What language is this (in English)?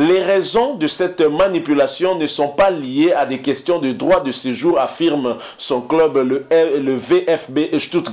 French